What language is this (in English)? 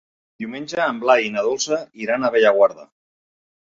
Catalan